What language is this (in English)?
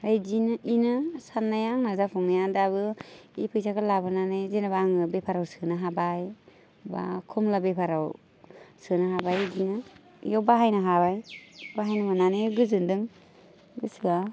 Bodo